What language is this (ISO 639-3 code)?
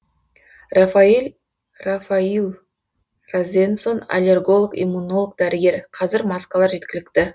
kaz